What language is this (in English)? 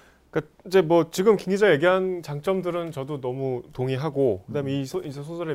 Korean